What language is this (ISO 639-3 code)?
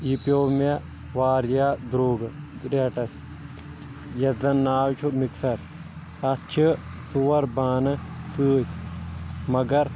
kas